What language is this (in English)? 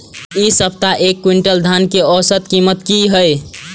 Maithili